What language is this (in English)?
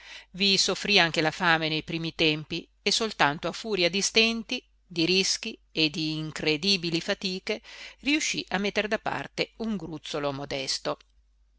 Italian